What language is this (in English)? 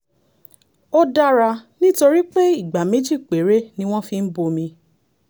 Yoruba